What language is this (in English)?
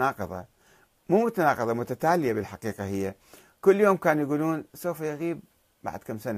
Arabic